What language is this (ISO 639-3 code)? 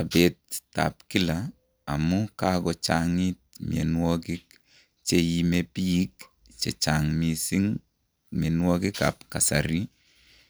kln